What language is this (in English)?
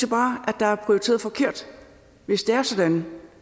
Danish